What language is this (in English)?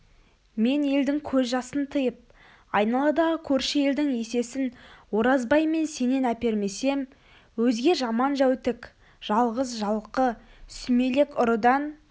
Kazakh